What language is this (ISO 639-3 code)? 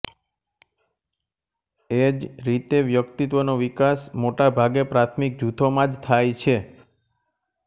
guj